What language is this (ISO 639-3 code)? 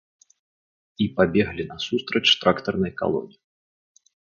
bel